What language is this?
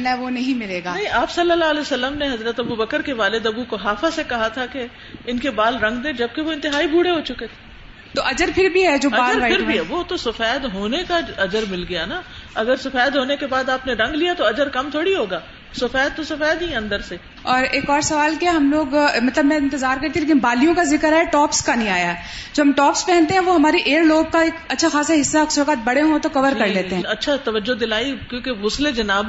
Urdu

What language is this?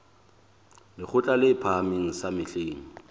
Southern Sotho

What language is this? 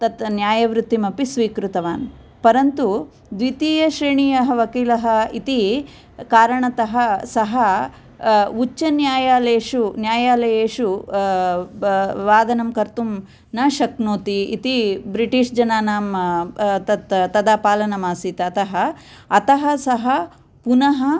Sanskrit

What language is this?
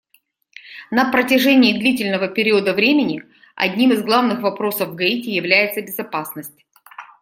Russian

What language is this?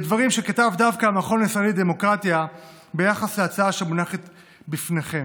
Hebrew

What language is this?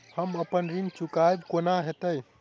Maithili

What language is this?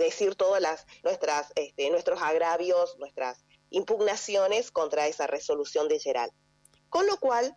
Spanish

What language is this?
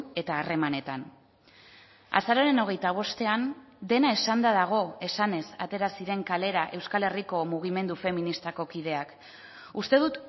Basque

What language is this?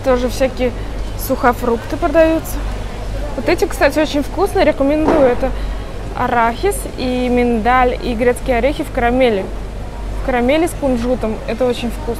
Russian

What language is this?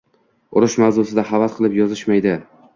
Uzbek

